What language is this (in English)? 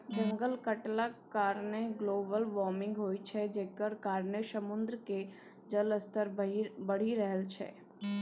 Maithili